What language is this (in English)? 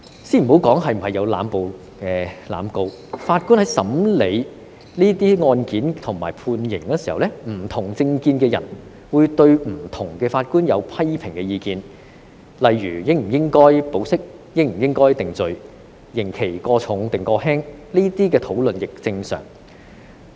Cantonese